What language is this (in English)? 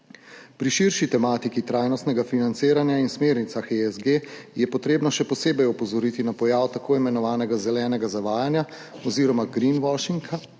Slovenian